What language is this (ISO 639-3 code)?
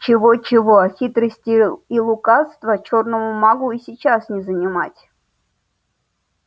rus